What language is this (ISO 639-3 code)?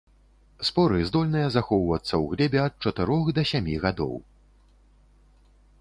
bel